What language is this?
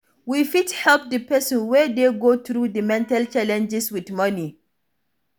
Nigerian Pidgin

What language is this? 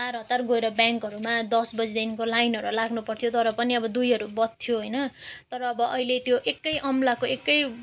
Nepali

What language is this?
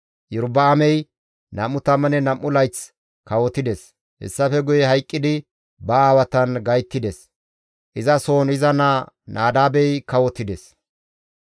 Gamo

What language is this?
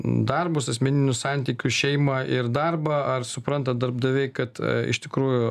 Lithuanian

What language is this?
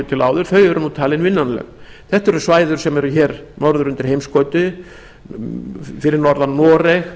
Icelandic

